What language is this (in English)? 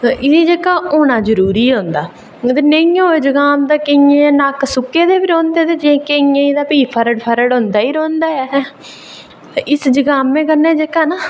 Dogri